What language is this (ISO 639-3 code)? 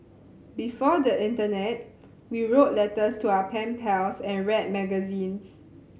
eng